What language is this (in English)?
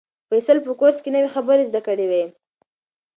Pashto